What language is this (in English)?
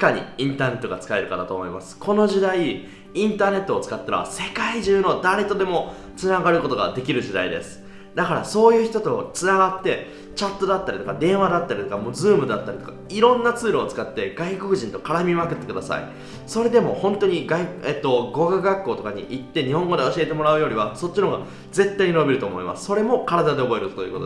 Japanese